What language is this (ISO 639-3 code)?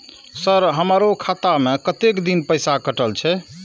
mai